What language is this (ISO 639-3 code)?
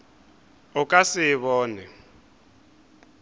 nso